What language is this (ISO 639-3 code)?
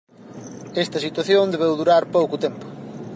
glg